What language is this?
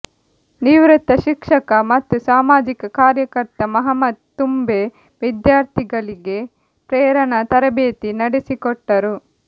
Kannada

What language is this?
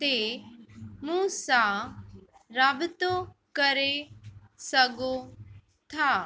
Sindhi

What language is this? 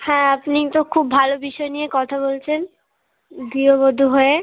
Bangla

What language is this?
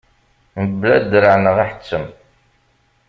Kabyle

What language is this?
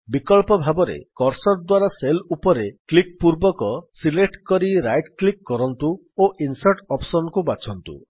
Odia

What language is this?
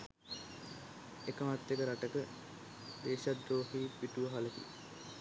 Sinhala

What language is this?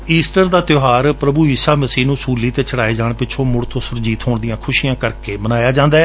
Punjabi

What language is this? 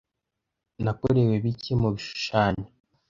Kinyarwanda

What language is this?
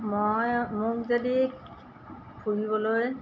Assamese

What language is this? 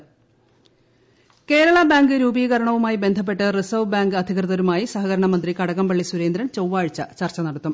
Malayalam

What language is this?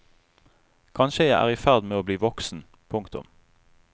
Norwegian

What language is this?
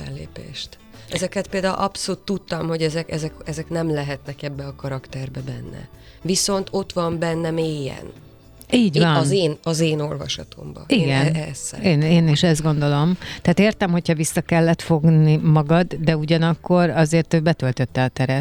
Hungarian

